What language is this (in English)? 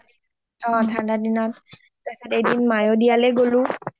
Assamese